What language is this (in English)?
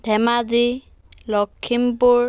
Assamese